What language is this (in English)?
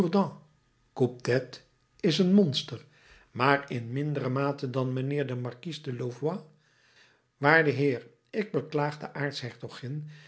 Dutch